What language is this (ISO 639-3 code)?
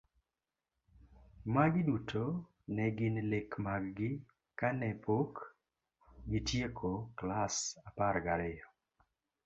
luo